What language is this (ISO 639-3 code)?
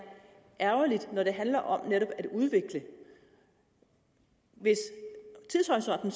dan